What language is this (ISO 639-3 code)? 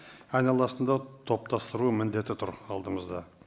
kaz